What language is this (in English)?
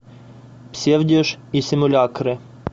Russian